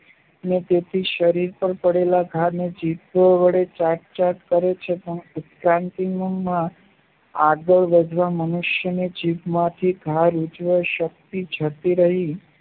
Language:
Gujarati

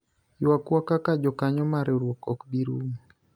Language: Luo (Kenya and Tanzania)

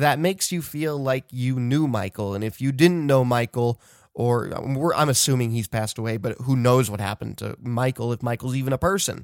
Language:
English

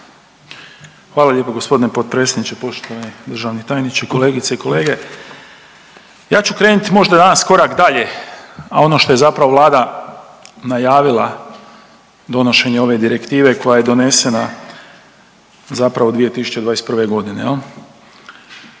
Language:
Croatian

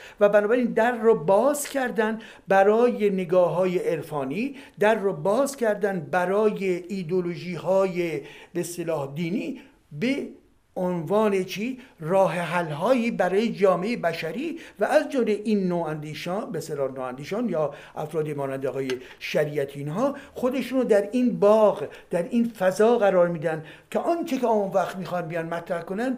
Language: Persian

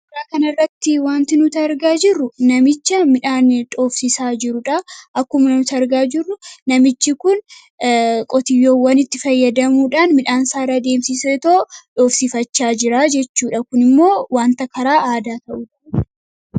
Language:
Oromo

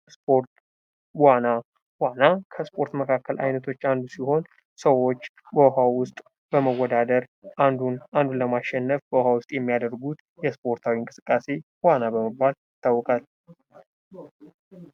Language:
Amharic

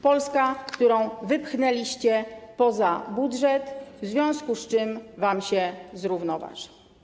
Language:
Polish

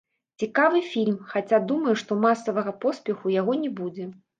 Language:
Belarusian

